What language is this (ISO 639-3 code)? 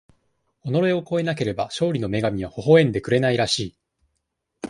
jpn